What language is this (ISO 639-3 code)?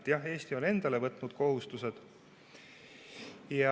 est